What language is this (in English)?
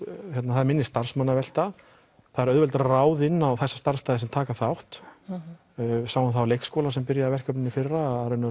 Icelandic